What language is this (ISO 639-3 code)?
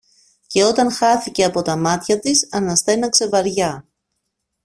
ell